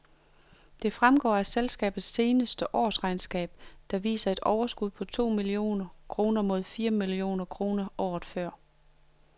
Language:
Danish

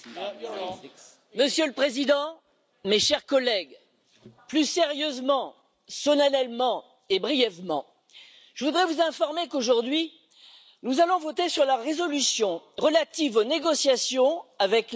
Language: French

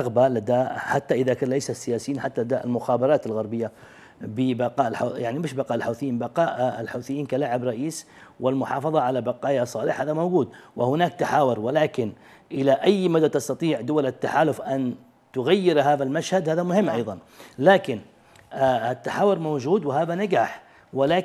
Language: Arabic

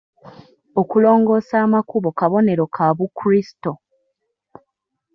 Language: Ganda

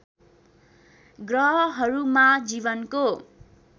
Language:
Nepali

